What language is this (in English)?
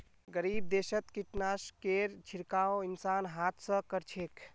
Magahi